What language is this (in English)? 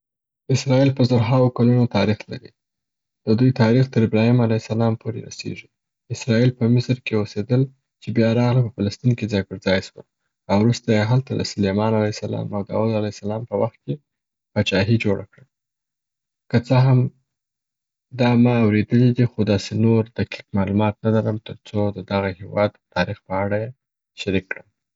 Southern Pashto